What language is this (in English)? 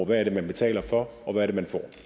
Danish